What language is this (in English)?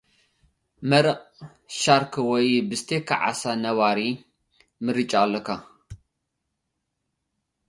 Tigrinya